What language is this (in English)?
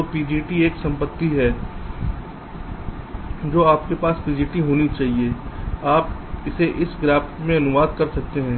Hindi